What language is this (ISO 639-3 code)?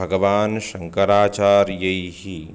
san